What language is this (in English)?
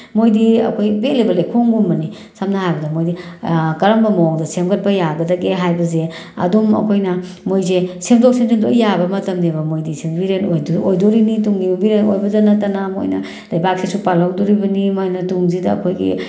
Manipuri